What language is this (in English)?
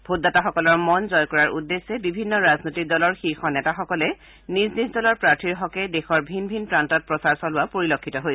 Assamese